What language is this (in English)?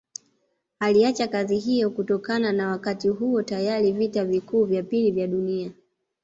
Swahili